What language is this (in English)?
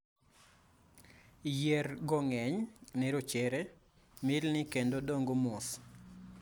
Luo (Kenya and Tanzania)